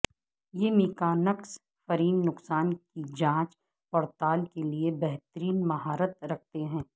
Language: Urdu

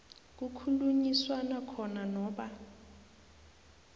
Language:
South Ndebele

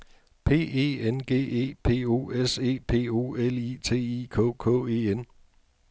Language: Danish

